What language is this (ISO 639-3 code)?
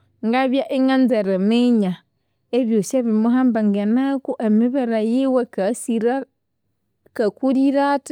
koo